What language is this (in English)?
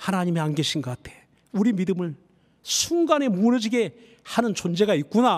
Korean